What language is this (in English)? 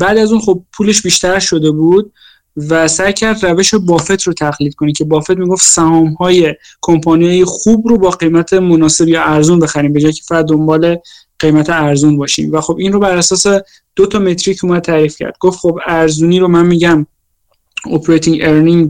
Persian